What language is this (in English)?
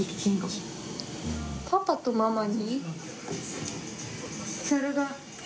Japanese